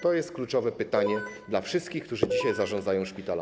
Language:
Polish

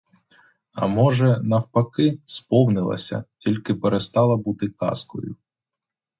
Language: Ukrainian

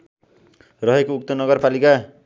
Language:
Nepali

